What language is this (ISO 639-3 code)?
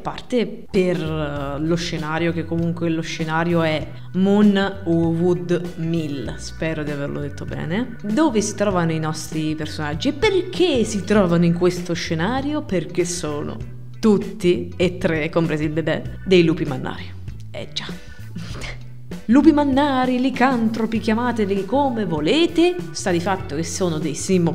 ita